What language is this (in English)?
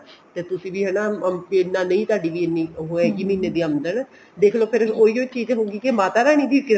Punjabi